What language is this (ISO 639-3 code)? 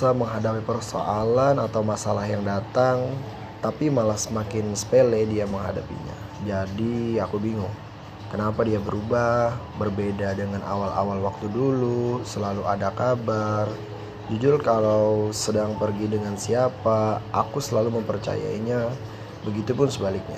ind